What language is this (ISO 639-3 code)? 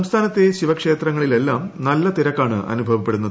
mal